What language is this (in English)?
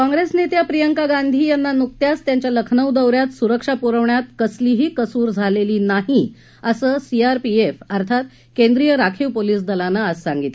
Marathi